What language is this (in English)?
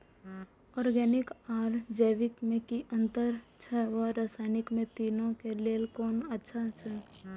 Maithili